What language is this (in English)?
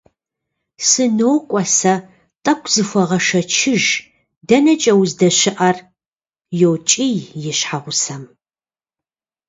Kabardian